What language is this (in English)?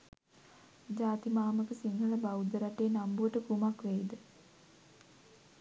Sinhala